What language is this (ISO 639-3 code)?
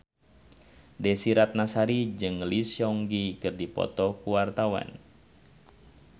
sun